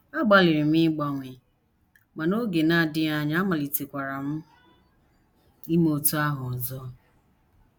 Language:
Igbo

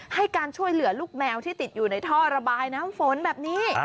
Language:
Thai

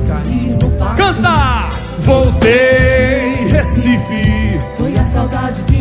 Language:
Portuguese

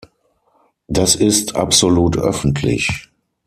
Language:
German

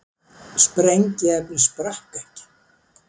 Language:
Icelandic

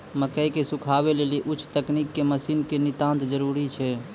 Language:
Maithili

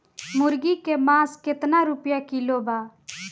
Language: Bhojpuri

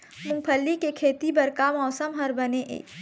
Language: Chhattisgarhi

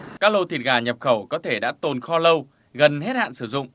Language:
Vietnamese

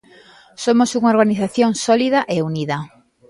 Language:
Galician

